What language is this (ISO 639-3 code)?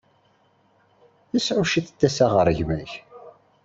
kab